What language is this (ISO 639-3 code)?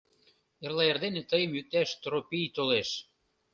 chm